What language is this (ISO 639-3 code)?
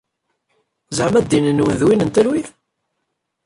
kab